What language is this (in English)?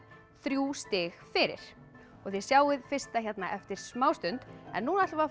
Icelandic